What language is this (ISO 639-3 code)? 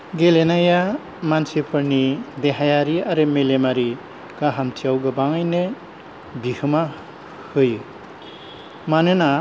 brx